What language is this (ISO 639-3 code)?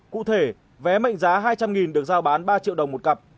vie